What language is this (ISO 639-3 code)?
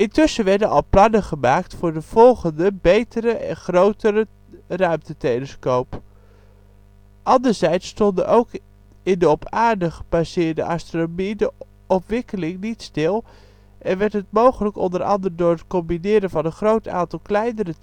nld